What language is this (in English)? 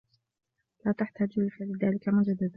Arabic